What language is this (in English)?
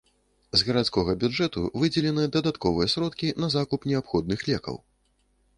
Belarusian